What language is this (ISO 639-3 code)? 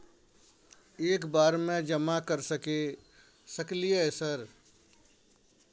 mai